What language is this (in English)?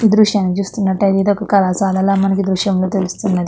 Telugu